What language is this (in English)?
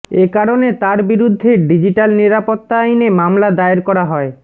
Bangla